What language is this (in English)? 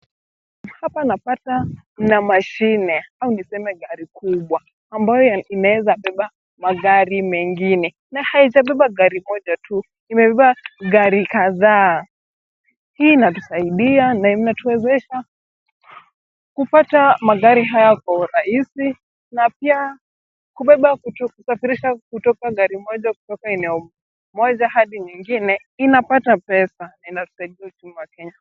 Swahili